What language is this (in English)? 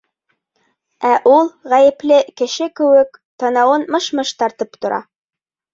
Bashkir